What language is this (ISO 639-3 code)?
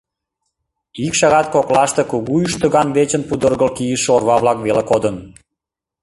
chm